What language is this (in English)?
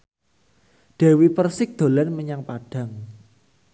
Javanese